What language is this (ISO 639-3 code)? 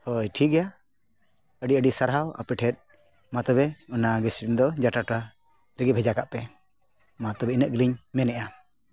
sat